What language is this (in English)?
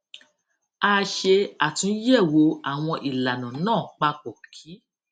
Yoruba